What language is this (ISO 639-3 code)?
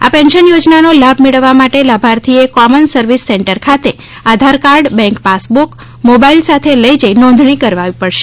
guj